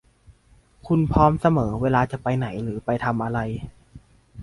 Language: Thai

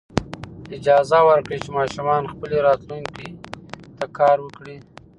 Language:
Pashto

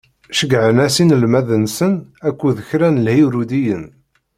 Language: Kabyle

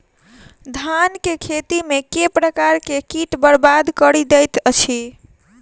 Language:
Maithili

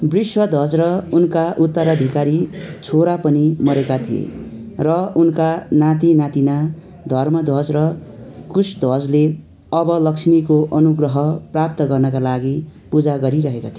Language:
Nepali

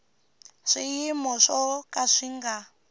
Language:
Tsonga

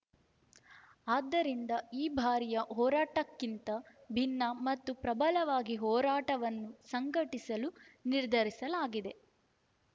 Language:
Kannada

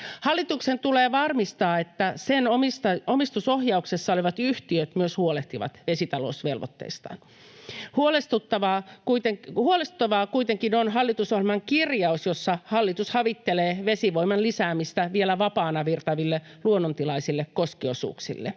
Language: Finnish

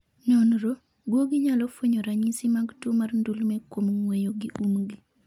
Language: Luo (Kenya and Tanzania)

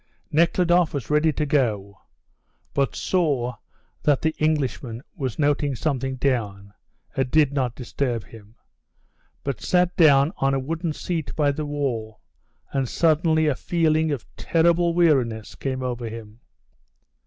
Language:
English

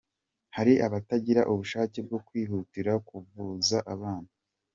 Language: Kinyarwanda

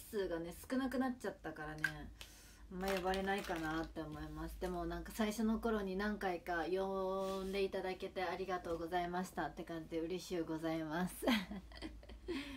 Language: Japanese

